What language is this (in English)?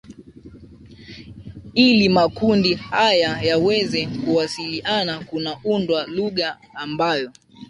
Swahili